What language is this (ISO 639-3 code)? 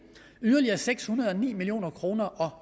dan